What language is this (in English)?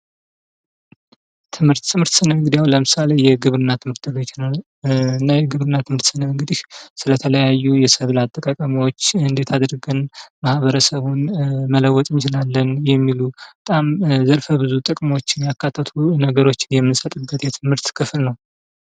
Amharic